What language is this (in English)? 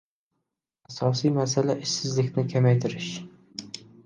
Uzbek